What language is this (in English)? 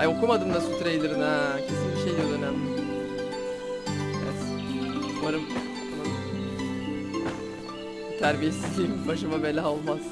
Turkish